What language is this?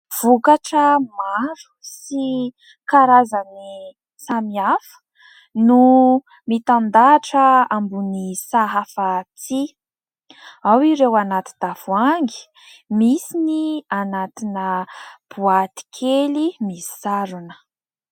Malagasy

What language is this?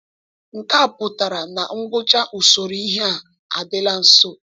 Igbo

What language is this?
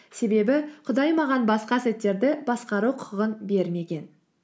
Kazakh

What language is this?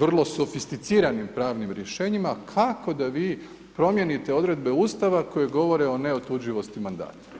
Croatian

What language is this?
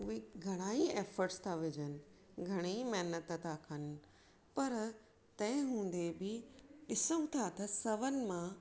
Sindhi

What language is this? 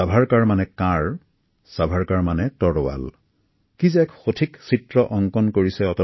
Assamese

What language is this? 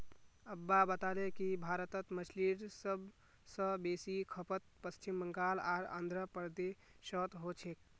Magahi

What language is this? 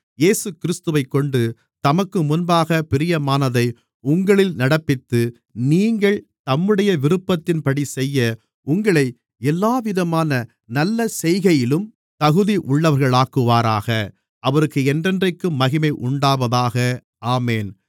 Tamil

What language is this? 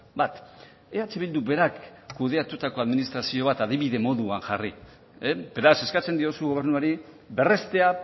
Basque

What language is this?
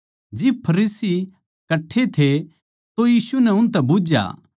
Haryanvi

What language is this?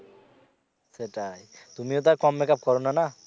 Bangla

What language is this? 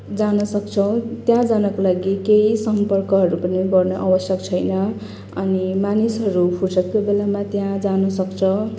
Nepali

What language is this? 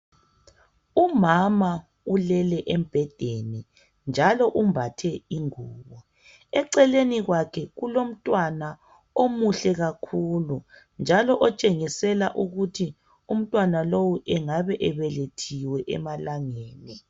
North Ndebele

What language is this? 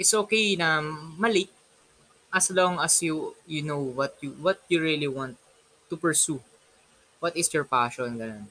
Filipino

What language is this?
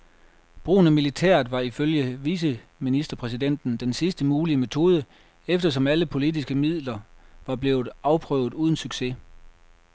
Danish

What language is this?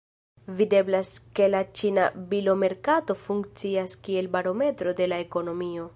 Esperanto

